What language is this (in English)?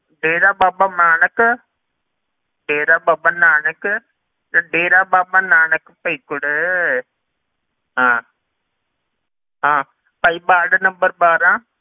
Punjabi